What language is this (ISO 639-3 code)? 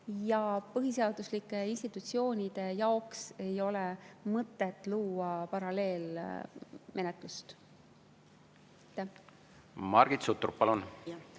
est